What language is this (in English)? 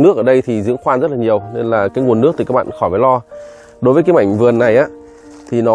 Vietnamese